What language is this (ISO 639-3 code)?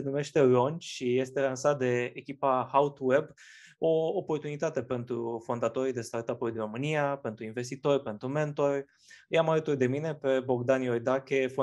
ron